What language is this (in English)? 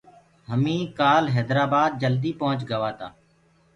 Gurgula